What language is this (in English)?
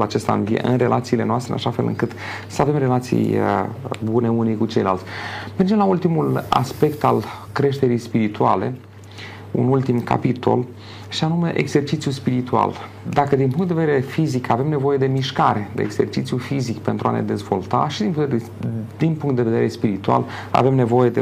Romanian